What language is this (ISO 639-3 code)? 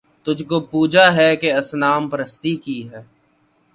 urd